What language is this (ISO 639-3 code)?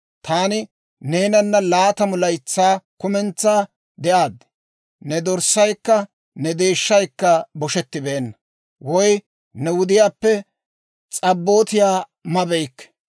dwr